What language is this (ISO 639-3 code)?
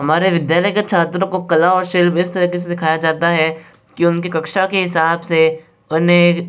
hin